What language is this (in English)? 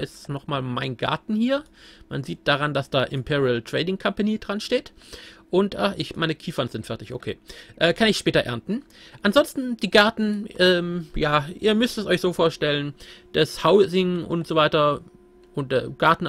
German